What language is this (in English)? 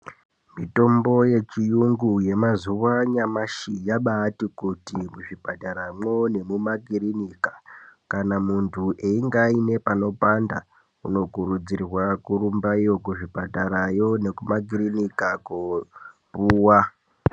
Ndau